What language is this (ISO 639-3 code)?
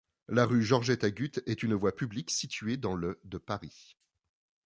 fra